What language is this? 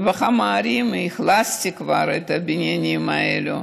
Hebrew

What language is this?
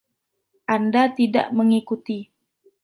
Indonesian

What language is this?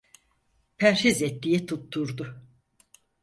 Turkish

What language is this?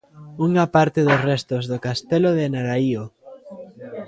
Galician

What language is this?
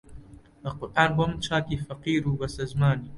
Central Kurdish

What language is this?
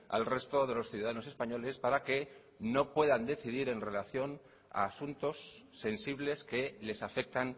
Spanish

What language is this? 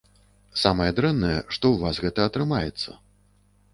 Belarusian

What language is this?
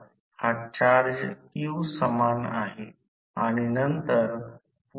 Marathi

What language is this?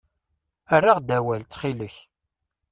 Kabyle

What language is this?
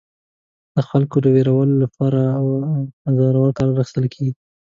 Pashto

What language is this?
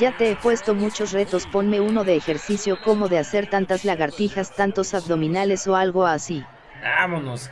Spanish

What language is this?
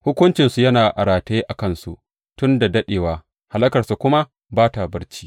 Hausa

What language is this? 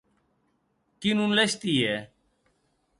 Occitan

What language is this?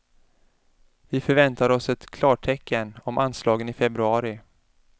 Swedish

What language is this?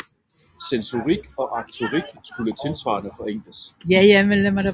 Danish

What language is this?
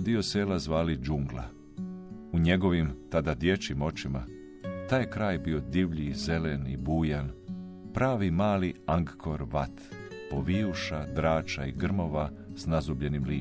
Croatian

